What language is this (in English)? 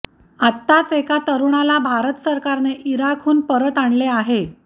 Marathi